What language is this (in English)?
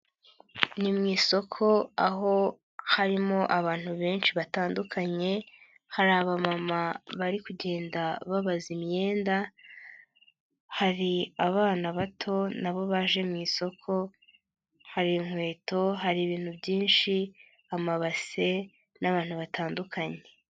Kinyarwanda